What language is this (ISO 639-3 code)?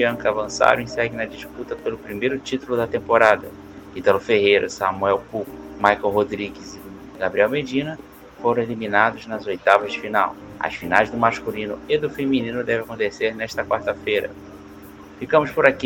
por